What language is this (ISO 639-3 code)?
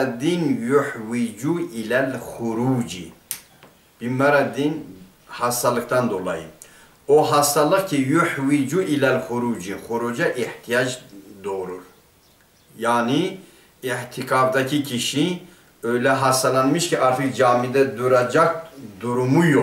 tur